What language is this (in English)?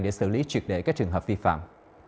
Vietnamese